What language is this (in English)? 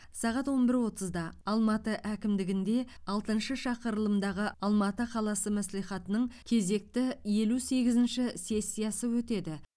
Kazakh